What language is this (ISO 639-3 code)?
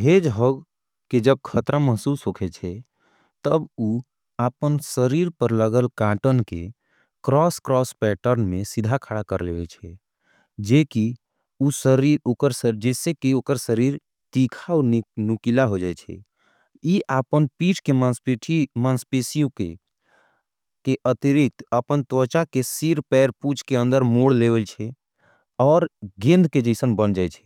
anp